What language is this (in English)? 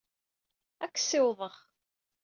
Kabyle